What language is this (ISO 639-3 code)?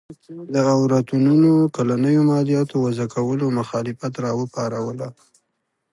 pus